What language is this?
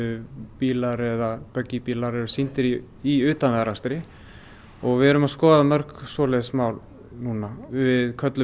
Icelandic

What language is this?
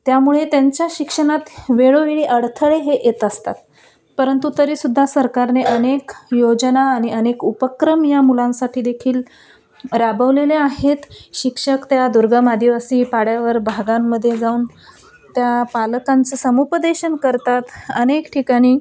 Marathi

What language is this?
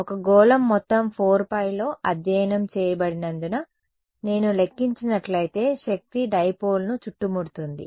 Telugu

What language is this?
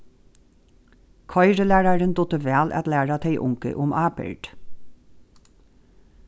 Faroese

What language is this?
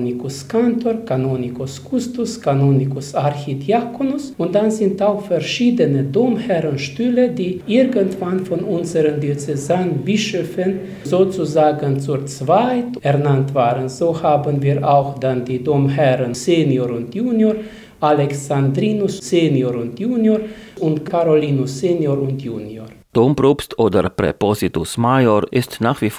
German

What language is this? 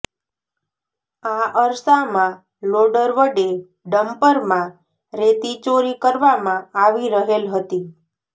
Gujarati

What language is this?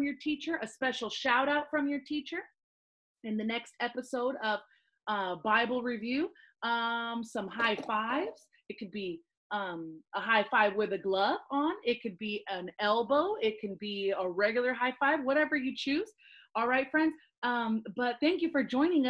English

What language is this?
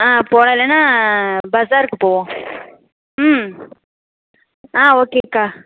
Tamil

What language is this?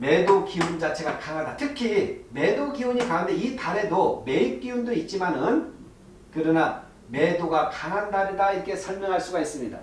Korean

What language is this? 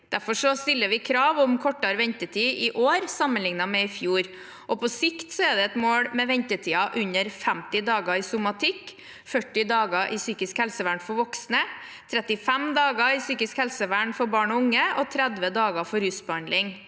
Norwegian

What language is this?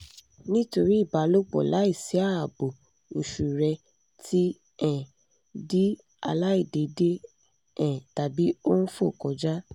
Yoruba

